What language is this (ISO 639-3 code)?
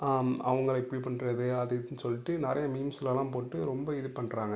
tam